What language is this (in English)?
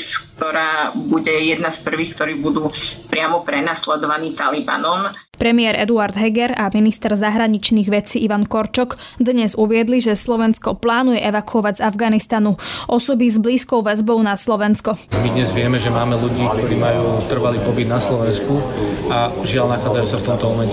Slovak